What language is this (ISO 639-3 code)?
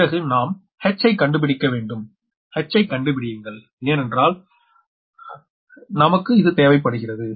tam